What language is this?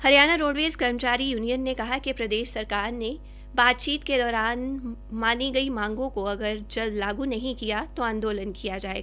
Hindi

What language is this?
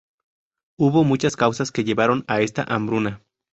Spanish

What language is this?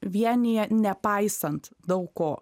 Lithuanian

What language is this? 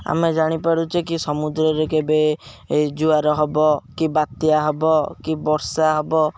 Odia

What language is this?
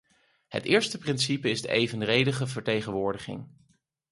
Dutch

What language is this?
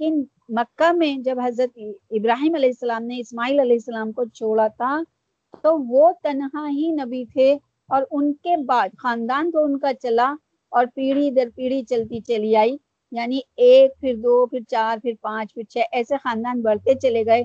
Urdu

